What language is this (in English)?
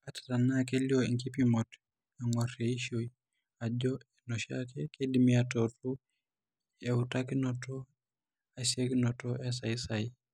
Masai